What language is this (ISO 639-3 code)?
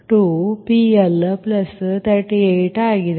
kan